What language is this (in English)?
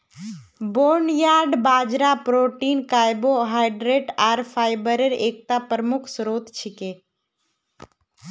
Magahi